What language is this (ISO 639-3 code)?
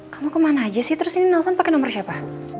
ind